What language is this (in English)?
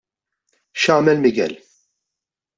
Maltese